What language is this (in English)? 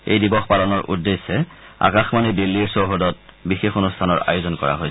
Assamese